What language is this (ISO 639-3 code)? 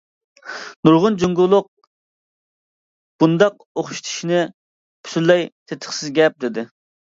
uig